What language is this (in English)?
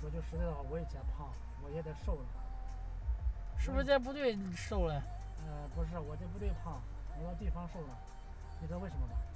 Chinese